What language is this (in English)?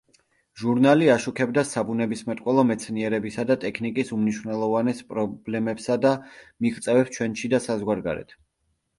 Georgian